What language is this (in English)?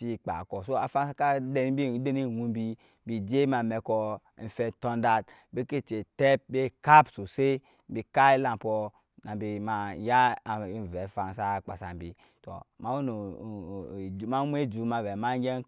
Nyankpa